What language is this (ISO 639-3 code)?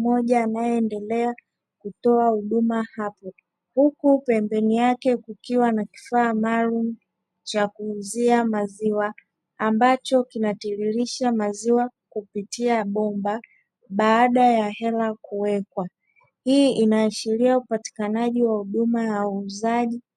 swa